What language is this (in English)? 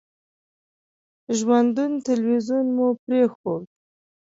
Pashto